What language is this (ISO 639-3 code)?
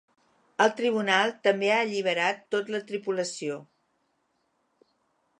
cat